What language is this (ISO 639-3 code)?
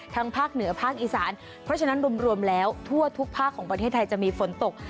tha